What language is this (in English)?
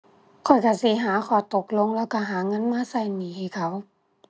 Thai